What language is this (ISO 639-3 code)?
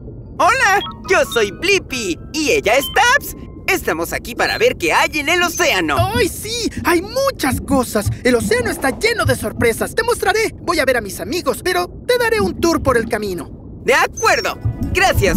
spa